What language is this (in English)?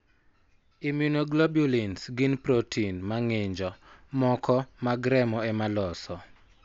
Luo (Kenya and Tanzania)